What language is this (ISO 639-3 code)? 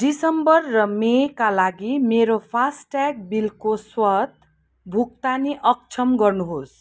nep